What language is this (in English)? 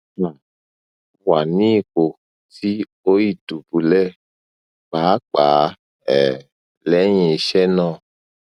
Yoruba